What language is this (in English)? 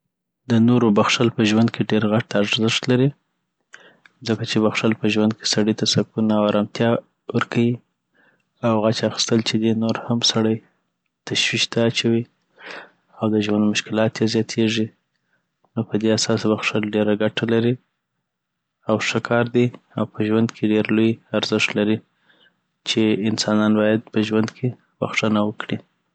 Southern Pashto